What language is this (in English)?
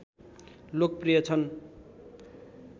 Nepali